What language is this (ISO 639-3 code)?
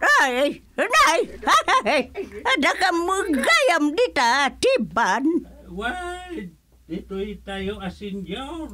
fil